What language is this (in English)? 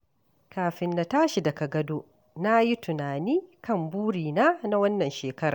Hausa